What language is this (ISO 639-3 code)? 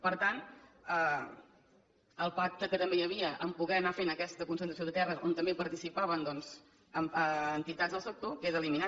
cat